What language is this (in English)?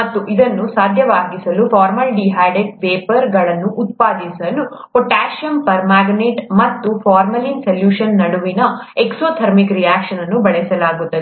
Kannada